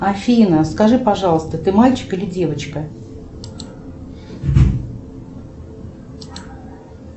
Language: Russian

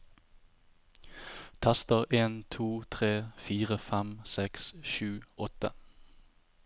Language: Norwegian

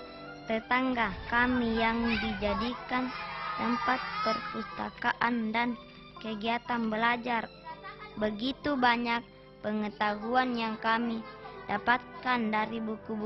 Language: Indonesian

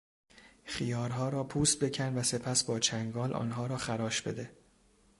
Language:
Persian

